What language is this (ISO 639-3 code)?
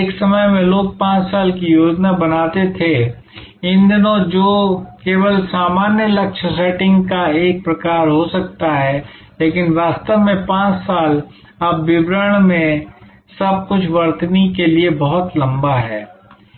hin